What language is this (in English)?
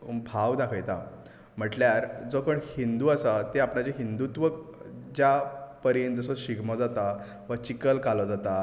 Konkani